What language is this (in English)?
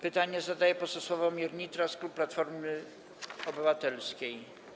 Polish